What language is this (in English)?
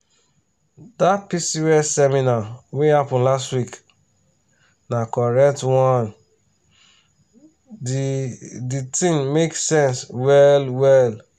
Nigerian Pidgin